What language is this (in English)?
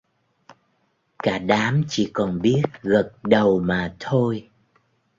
Vietnamese